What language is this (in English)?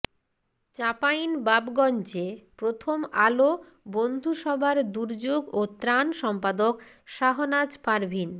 Bangla